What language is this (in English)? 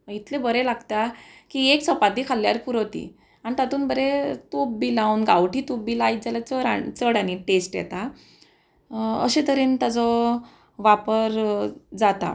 Konkani